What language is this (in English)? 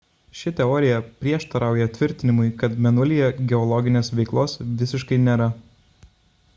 Lithuanian